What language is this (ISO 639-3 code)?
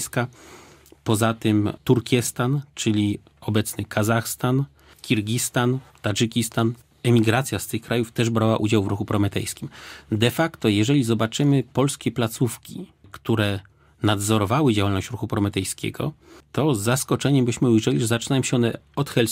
pol